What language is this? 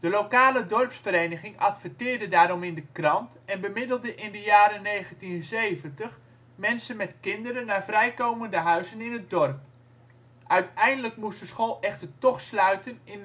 Dutch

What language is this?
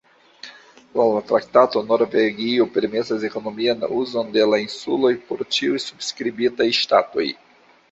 Esperanto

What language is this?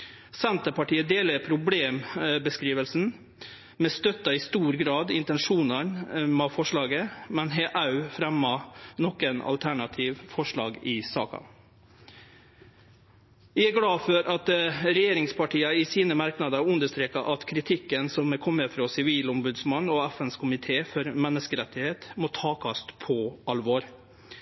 Norwegian Nynorsk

